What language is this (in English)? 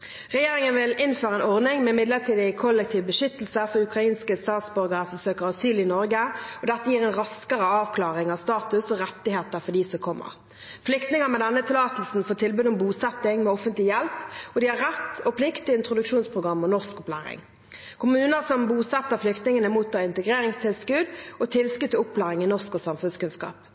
Norwegian Bokmål